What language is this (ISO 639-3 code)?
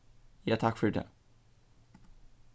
fao